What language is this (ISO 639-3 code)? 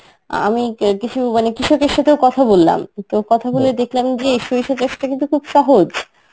ben